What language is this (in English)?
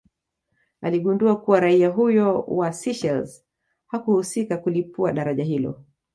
Swahili